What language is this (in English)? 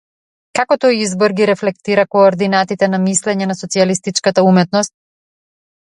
Macedonian